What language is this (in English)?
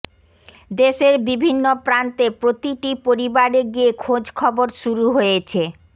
Bangla